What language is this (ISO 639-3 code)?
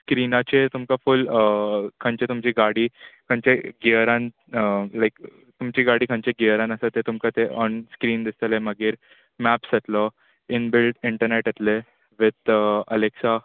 kok